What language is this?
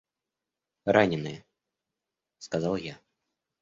Russian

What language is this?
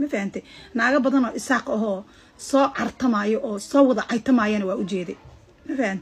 Arabic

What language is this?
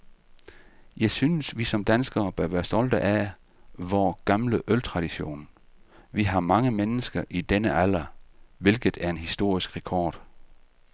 Danish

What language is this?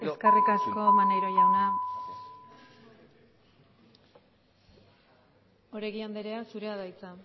Basque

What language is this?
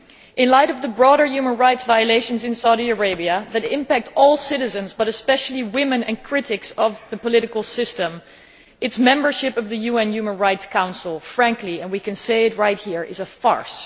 English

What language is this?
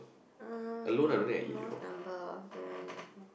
English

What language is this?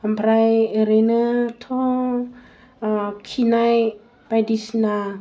Bodo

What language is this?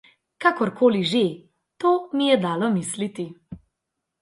Slovenian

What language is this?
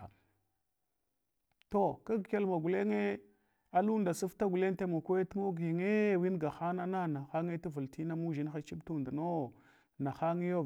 Hwana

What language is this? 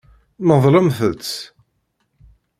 Kabyle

